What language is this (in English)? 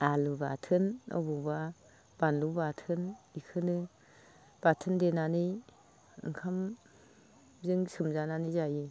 Bodo